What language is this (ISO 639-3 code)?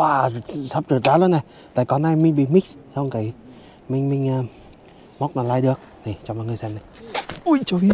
vie